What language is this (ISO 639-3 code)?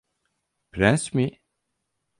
tur